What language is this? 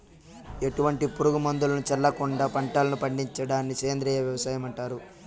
Telugu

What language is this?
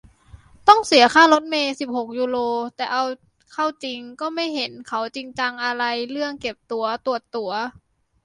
Thai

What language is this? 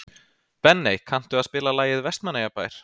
Icelandic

